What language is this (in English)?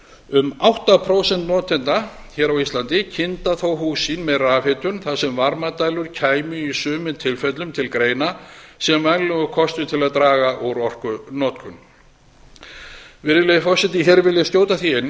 Icelandic